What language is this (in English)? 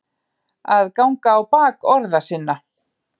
Icelandic